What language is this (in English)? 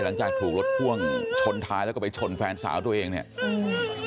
Thai